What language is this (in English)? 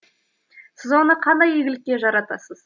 Kazakh